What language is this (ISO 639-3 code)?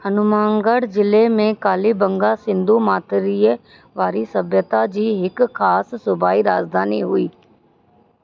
snd